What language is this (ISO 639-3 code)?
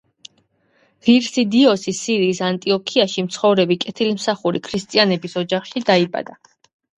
kat